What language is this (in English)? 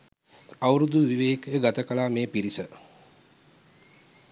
Sinhala